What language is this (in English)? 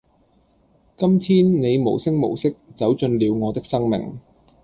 Cantonese